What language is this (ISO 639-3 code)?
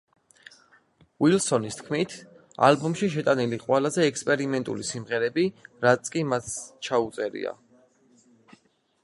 kat